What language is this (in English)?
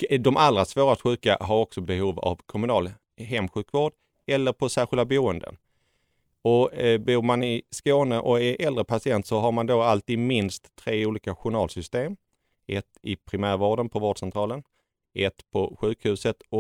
Swedish